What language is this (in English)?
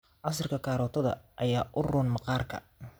Somali